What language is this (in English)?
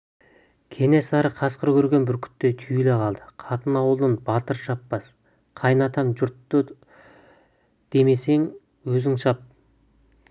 Kazakh